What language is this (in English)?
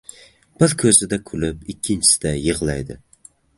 Uzbek